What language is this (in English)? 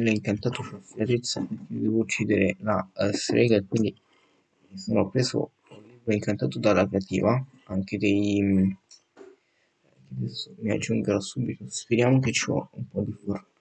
Italian